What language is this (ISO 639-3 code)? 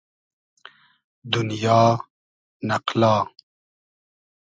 haz